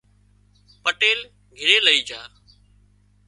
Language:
Wadiyara Koli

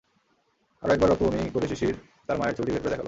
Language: Bangla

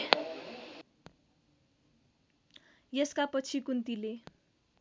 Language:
Nepali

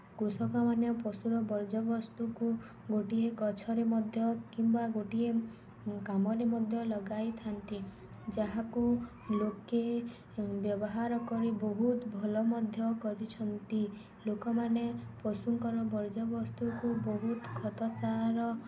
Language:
Odia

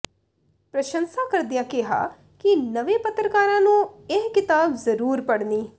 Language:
Punjabi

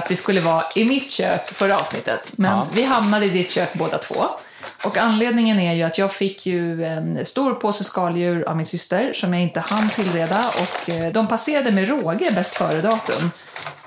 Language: Swedish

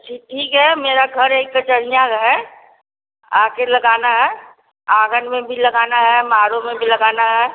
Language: Hindi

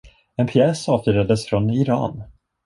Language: Swedish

